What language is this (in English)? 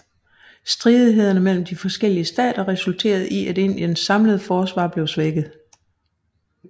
Danish